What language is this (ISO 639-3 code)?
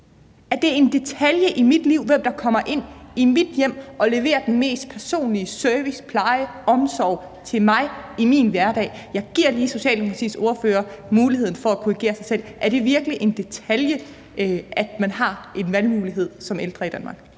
dan